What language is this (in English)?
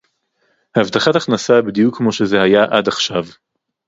Hebrew